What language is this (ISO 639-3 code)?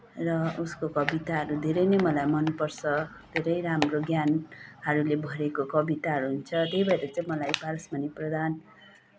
nep